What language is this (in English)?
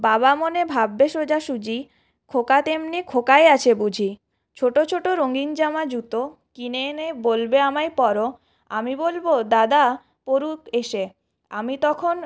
Bangla